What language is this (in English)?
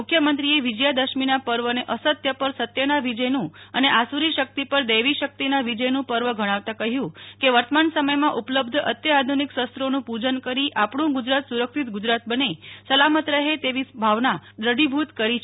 Gujarati